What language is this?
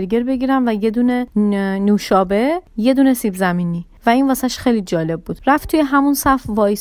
Persian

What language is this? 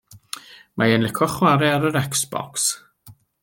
Welsh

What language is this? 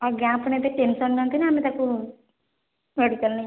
Odia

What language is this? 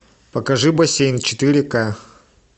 Russian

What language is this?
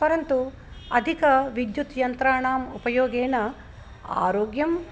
Sanskrit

